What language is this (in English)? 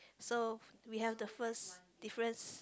English